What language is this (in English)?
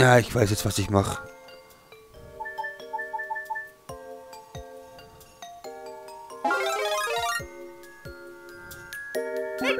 German